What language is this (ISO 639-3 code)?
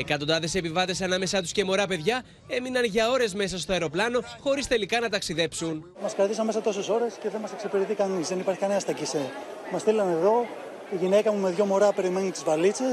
ell